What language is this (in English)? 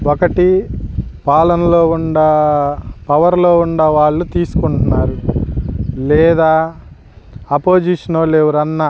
Telugu